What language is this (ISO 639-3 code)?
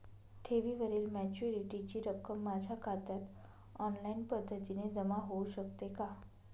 mar